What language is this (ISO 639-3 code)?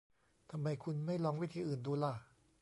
tha